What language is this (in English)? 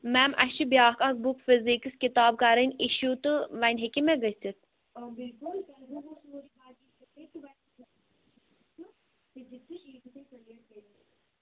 Kashmiri